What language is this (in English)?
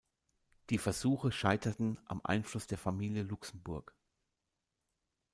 German